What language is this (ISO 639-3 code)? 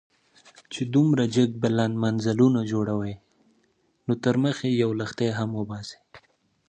pus